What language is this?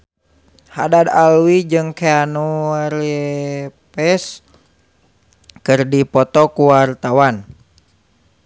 Sundanese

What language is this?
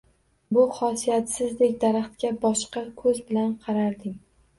Uzbek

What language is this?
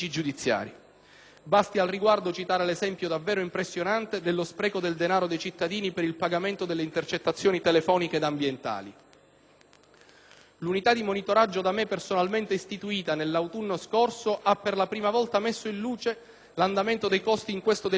Italian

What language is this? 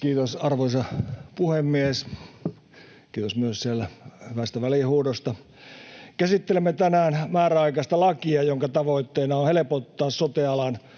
Finnish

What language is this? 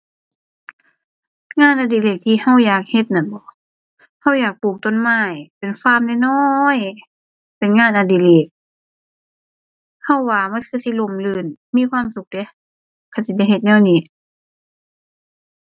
Thai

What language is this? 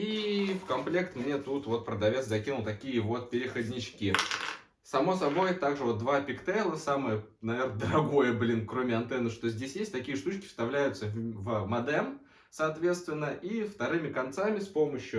Russian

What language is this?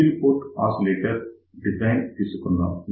Telugu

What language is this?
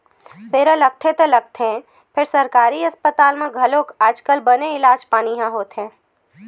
Chhattisgarhi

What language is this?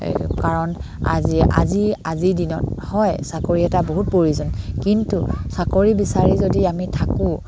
Assamese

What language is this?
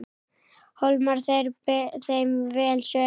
Icelandic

